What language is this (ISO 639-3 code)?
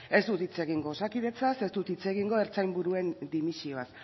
eus